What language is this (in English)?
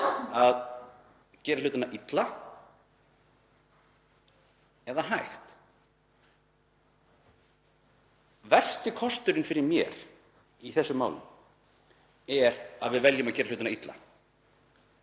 Icelandic